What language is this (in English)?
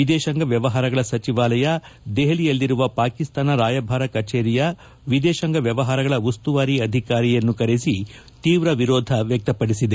Kannada